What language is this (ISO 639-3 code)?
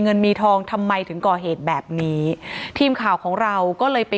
tha